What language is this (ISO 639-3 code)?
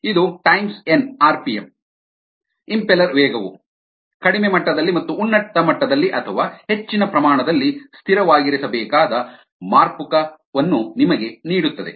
kan